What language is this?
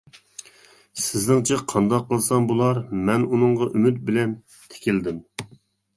Uyghur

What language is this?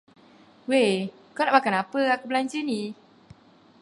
Malay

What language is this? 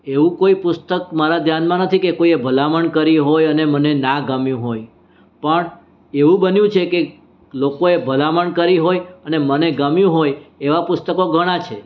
Gujarati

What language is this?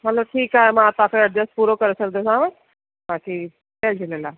Sindhi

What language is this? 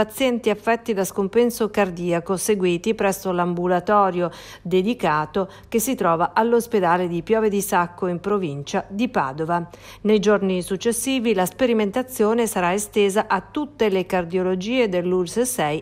Italian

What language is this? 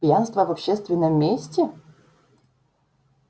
Russian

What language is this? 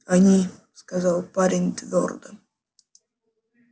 Russian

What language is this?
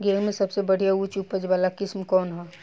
Bhojpuri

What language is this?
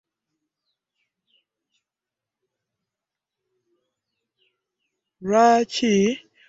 Ganda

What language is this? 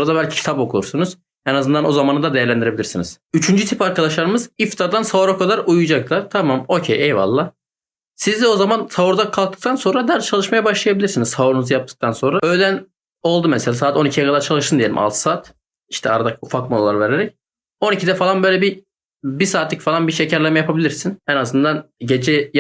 Turkish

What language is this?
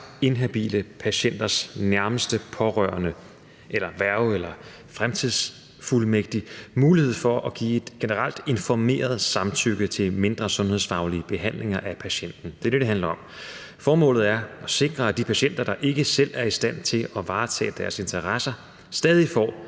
Danish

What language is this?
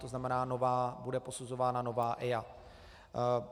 Czech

